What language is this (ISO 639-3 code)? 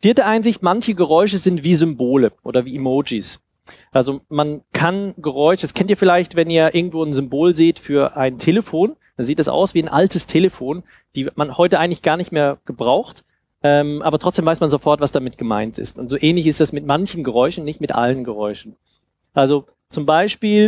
deu